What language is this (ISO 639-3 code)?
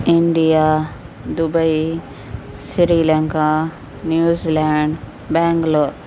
urd